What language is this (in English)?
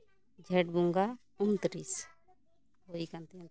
Santali